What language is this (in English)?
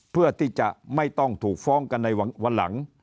Thai